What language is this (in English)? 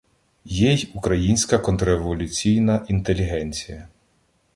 Ukrainian